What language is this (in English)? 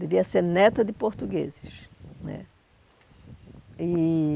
Portuguese